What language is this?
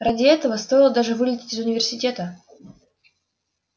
Russian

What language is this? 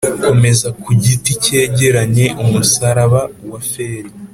Kinyarwanda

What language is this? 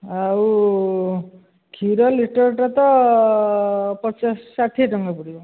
Odia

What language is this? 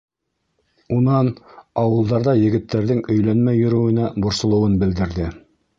Bashkir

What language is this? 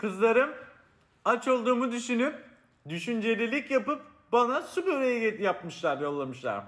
Turkish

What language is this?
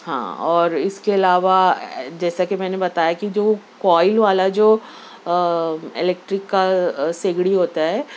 Urdu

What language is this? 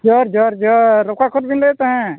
Santali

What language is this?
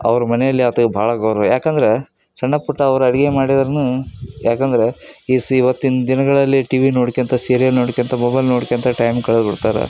Kannada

